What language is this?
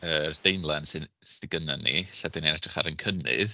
Welsh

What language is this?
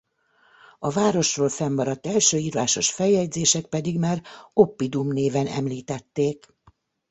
Hungarian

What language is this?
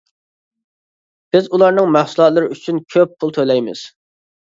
Uyghur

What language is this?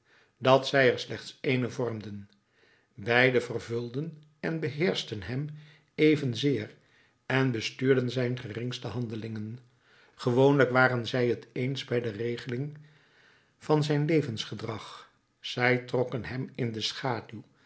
Dutch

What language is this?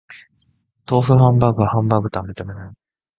Japanese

